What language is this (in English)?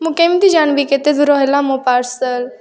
Odia